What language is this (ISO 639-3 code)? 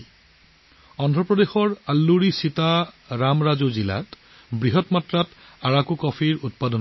asm